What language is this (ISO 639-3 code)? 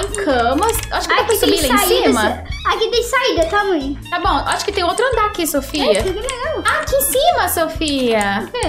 por